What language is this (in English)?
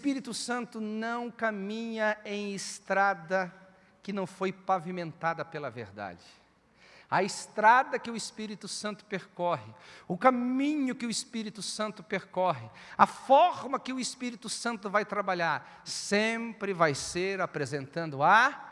Portuguese